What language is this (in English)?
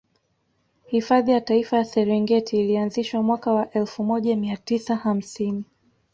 Swahili